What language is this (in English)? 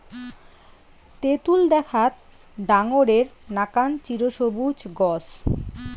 Bangla